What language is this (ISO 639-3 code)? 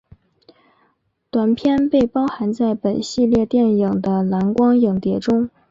zho